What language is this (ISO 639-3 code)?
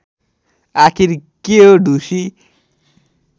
nep